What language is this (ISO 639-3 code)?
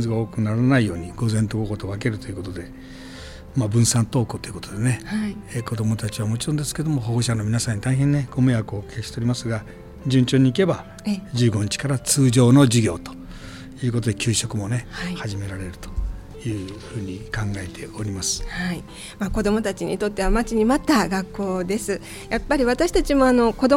jpn